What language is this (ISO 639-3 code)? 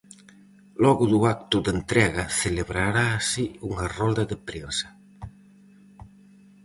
glg